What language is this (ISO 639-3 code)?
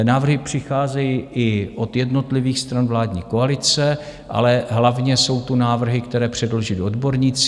ces